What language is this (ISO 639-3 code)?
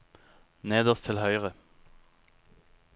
nor